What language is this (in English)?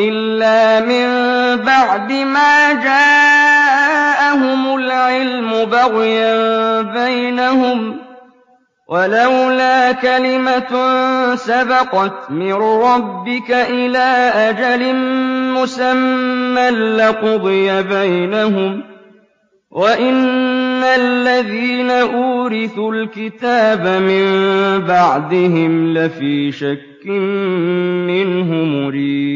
Arabic